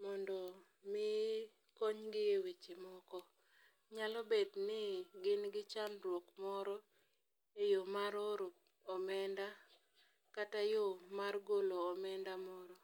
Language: Luo (Kenya and Tanzania)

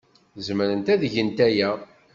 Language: Kabyle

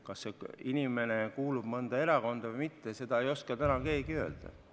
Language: Estonian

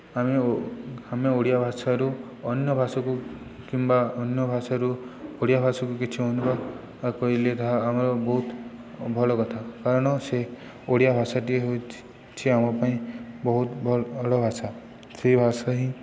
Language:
Odia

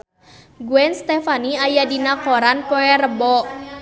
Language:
Sundanese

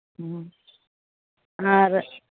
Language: Santali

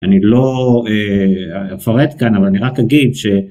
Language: Hebrew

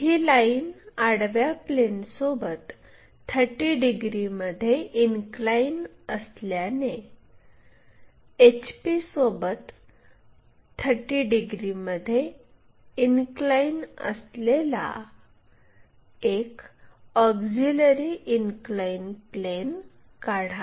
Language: Marathi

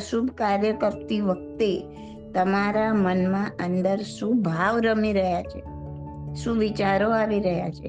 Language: Gujarati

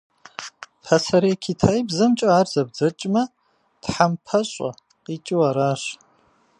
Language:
Kabardian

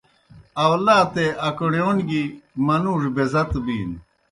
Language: Kohistani Shina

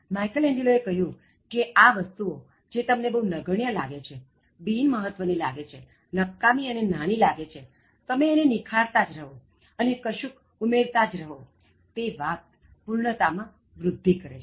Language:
Gujarati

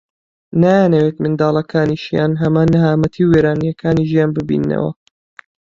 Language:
Central Kurdish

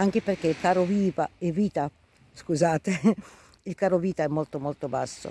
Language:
Italian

